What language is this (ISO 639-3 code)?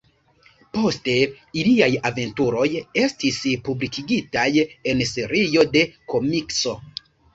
epo